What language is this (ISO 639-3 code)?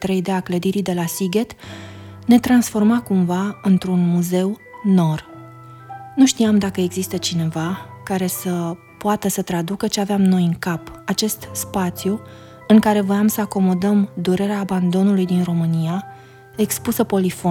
ron